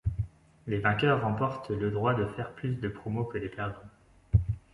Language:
French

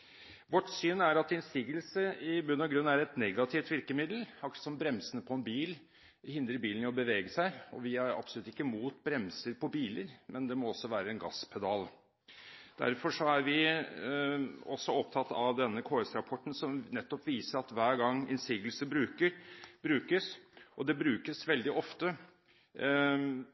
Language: Norwegian Bokmål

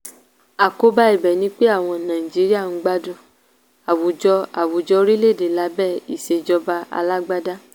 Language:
Yoruba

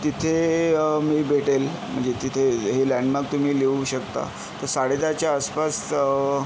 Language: Marathi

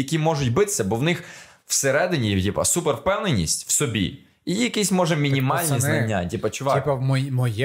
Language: Ukrainian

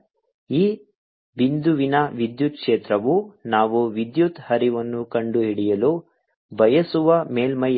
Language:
Kannada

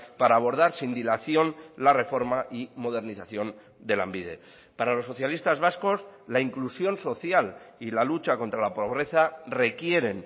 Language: Spanish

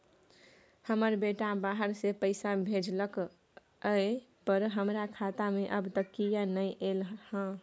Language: Maithili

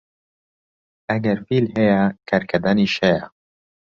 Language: Central Kurdish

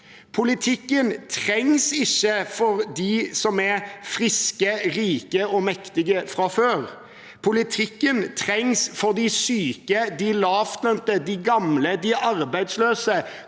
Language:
Norwegian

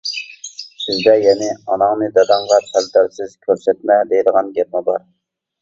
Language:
Uyghur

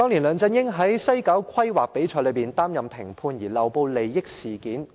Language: Cantonese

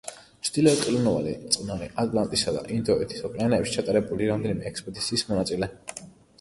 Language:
Georgian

